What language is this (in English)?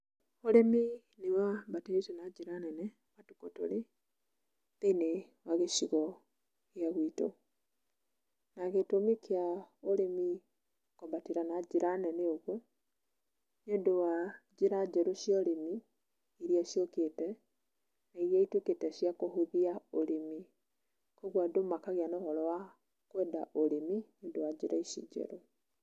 Kikuyu